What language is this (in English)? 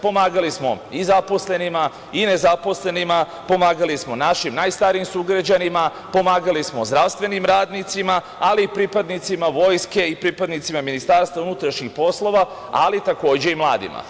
Serbian